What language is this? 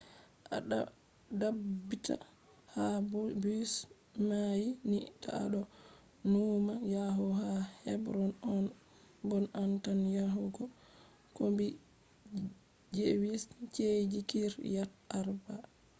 Fula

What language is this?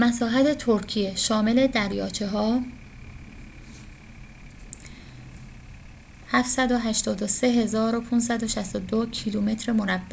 Persian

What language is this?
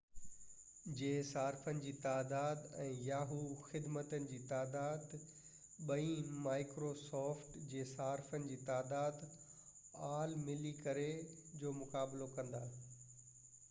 Sindhi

